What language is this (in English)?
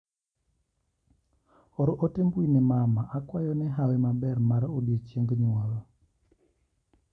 Luo (Kenya and Tanzania)